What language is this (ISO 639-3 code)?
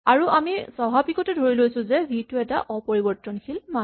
asm